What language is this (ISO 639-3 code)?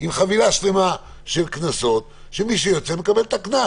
heb